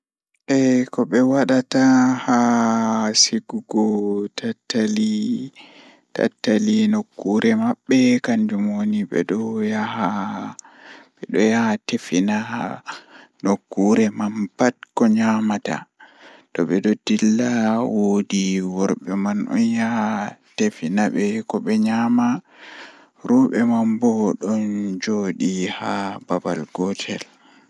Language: Fula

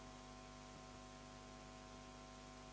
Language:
Serbian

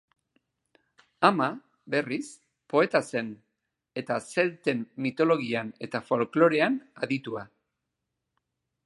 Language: Basque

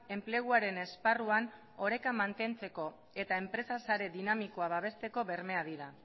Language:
Basque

